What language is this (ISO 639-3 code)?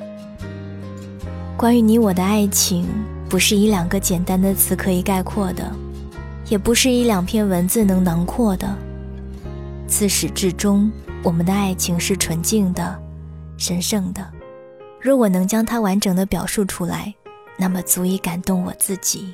zho